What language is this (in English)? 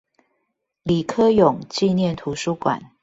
Chinese